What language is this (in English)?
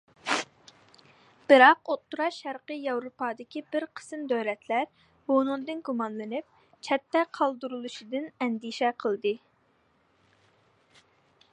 Uyghur